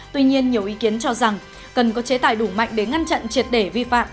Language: Vietnamese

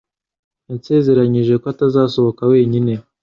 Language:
Kinyarwanda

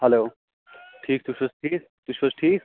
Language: Kashmiri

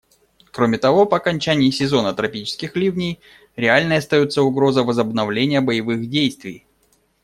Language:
Russian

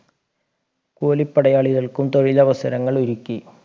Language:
Malayalam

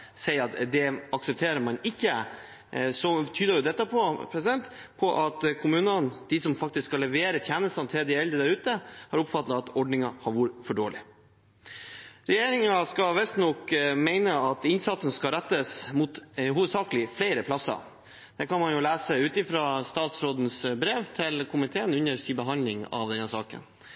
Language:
Norwegian Bokmål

